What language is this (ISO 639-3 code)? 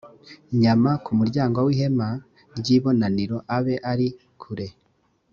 kin